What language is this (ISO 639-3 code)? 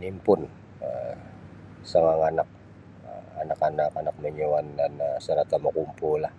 bsy